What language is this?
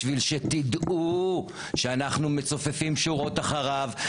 Hebrew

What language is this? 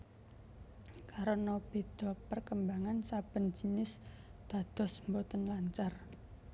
Javanese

